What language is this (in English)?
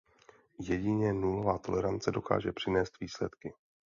Czech